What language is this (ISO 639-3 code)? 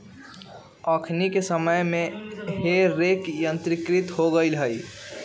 mag